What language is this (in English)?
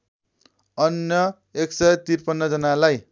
Nepali